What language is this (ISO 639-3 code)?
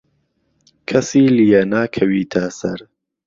ckb